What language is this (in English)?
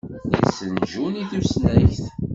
Kabyle